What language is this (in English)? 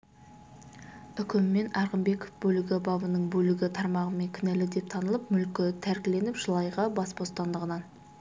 Kazakh